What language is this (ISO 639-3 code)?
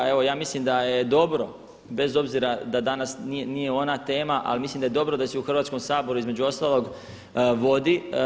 hrv